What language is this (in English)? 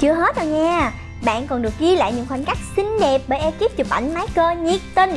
Vietnamese